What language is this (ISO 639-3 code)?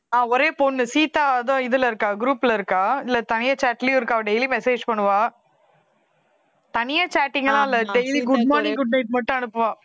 tam